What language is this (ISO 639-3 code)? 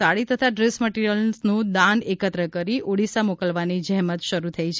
guj